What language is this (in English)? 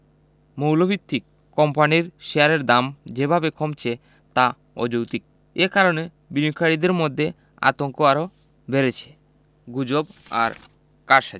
Bangla